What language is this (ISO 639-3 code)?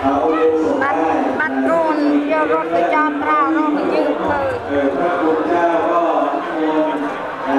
tha